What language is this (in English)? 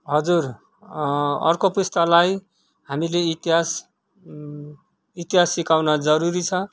Nepali